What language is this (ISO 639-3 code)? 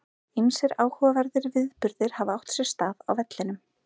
isl